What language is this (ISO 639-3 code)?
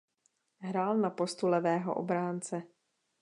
ces